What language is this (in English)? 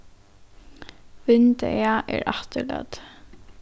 Faroese